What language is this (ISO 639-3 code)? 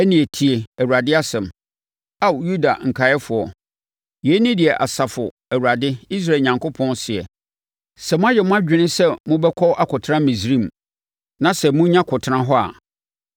aka